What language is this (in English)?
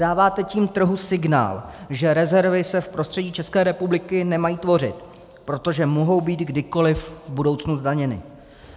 Czech